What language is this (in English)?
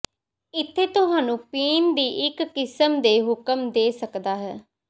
Punjabi